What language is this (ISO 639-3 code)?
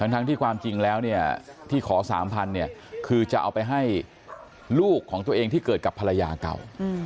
tha